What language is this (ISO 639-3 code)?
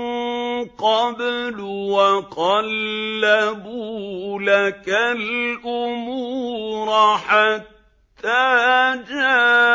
ara